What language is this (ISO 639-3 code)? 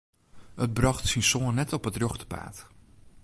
fry